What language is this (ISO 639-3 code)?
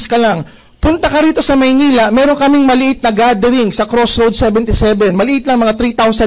fil